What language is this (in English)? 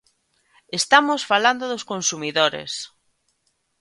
Galician